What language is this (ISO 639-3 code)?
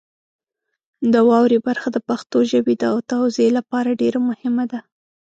pus